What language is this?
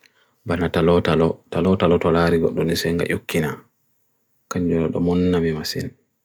Bagirmi Fulfulde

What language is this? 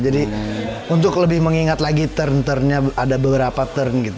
Indonesian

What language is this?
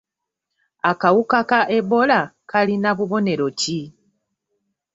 Ganda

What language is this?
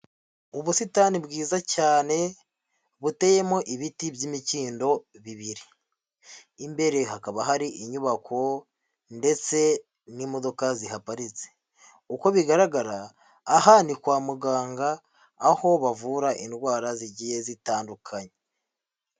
Kinyarwanda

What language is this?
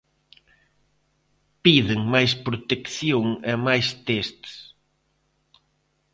Galician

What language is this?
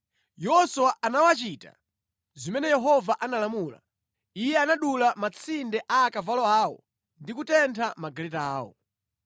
Nyanja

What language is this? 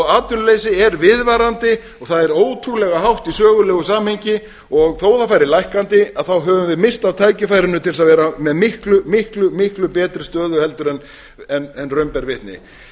Icelandic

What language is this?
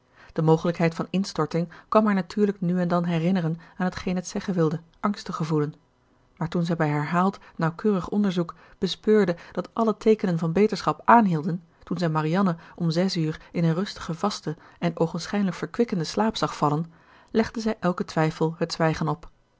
Dutch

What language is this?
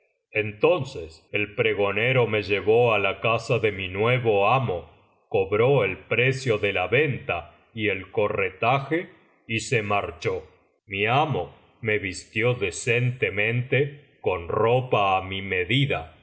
Spanish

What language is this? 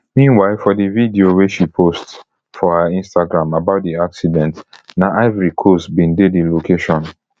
Nigerian Pidgin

